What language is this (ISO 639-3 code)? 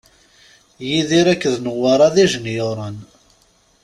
kab